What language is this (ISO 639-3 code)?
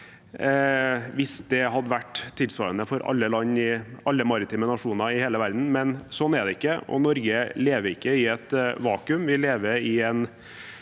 nor